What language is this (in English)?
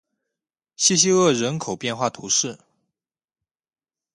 Chinese